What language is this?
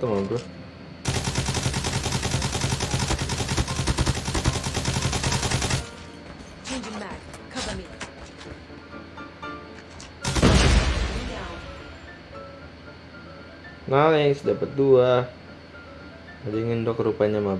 Indonesian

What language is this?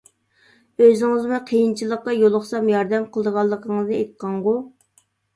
Uyghur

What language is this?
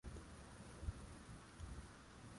Swahili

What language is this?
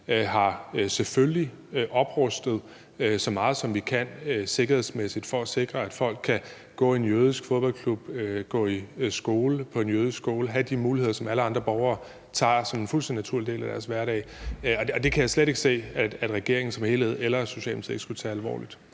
Danish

